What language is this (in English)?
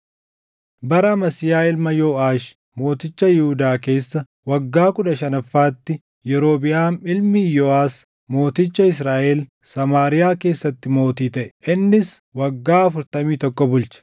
Oromo